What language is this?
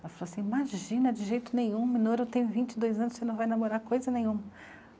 Portuguese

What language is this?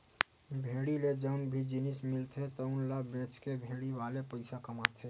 Chhattisgarhi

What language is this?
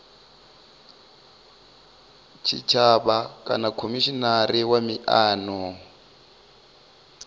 Venda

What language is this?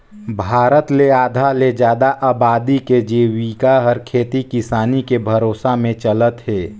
Chhattisgarhi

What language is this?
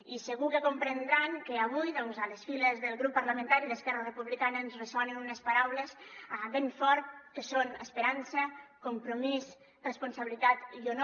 Catalan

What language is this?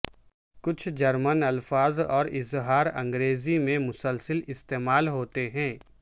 Urdu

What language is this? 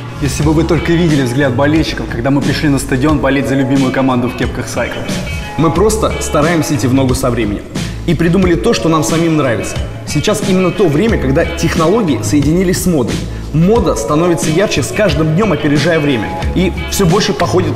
Russian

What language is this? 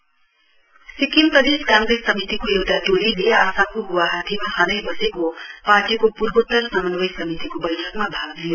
Nepali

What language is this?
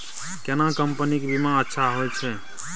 Maithili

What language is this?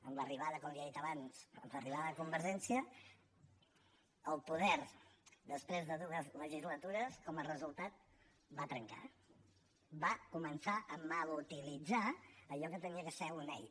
Catalan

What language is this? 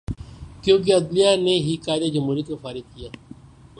Urdu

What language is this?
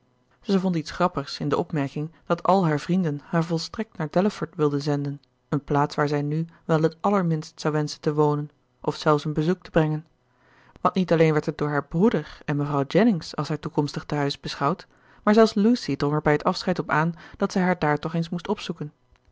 Dutch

